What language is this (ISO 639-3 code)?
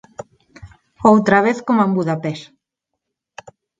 glg